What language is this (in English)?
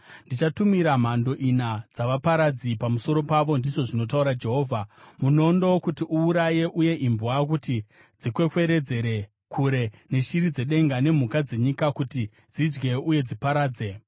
Shona